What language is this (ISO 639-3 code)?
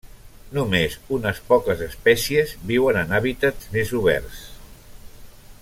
cat